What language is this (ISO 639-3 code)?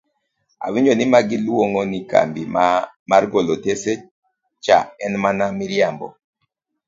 luo